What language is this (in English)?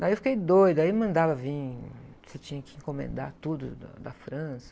Portuguese